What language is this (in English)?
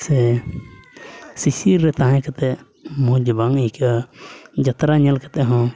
Santali